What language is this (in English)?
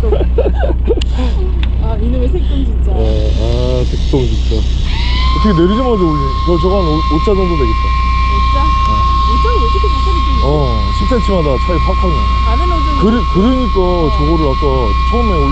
Korean